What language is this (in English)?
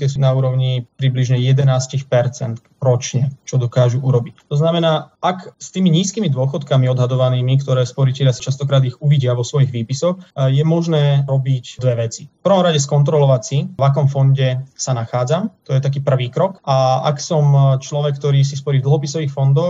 Slovak